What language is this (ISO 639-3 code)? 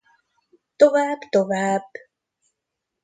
hun